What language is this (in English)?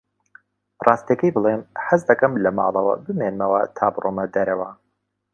Central Kurdish